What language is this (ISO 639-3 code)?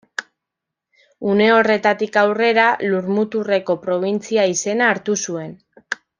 eus